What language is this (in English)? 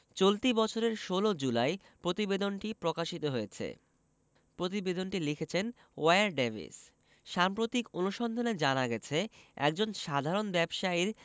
Bangla